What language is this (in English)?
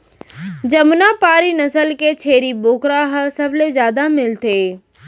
Chhattisgarhi